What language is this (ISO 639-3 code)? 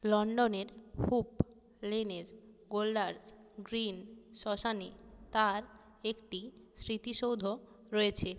ben